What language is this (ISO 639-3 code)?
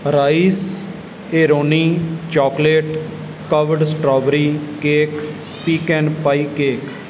pan